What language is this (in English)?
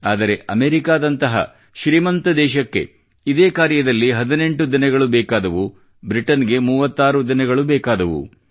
Kannada